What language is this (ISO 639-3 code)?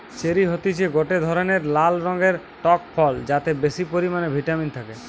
ben